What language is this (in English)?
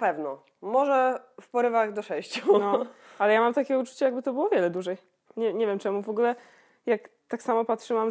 Polish